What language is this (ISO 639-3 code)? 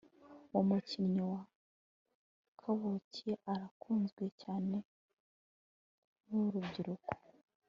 kin